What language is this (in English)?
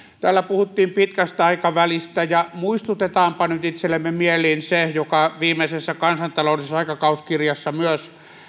Finnish